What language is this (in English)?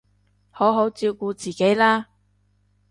Cantonese